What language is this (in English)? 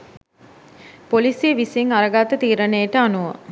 Sinhala